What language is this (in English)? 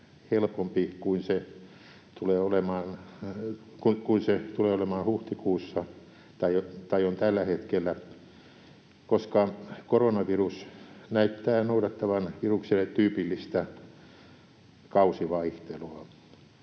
Finnish